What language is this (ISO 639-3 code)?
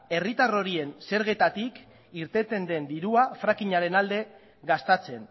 eus